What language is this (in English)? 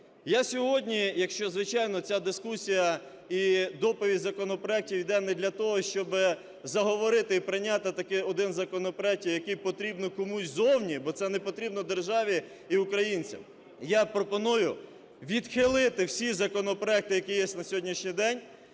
Ukrainian